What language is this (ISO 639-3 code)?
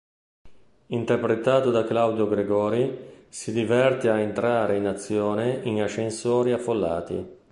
ita